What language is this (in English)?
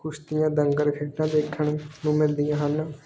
Punjabi